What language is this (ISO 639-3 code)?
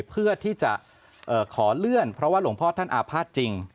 tha